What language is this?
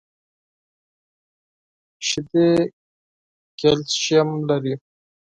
Pashto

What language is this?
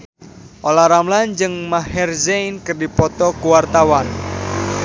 Sundanese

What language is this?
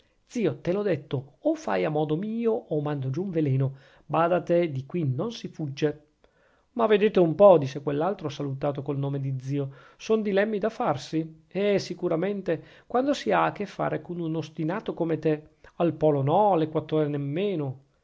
Italian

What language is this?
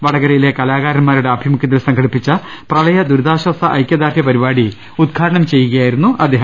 Malayalam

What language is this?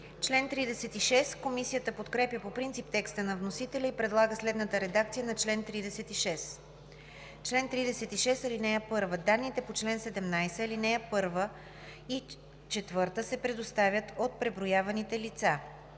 Bulgarian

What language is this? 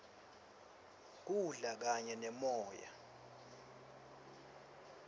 Swati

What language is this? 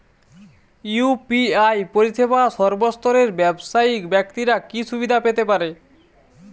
Bangla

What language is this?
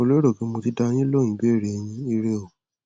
Yoruba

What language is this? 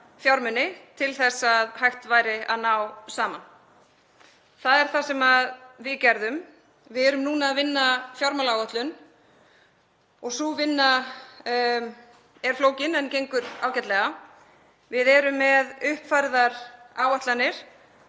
Icelandic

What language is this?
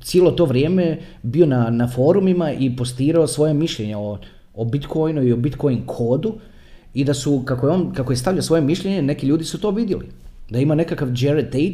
Croatian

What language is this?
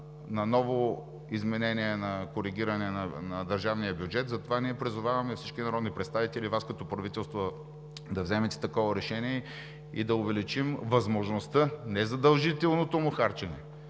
Bulgarian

